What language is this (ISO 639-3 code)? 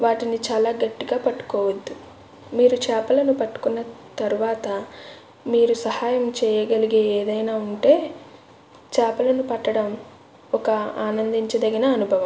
tel